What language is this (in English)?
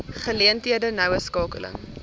Afrikaans